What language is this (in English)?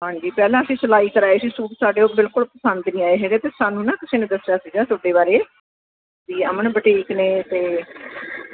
Punjabi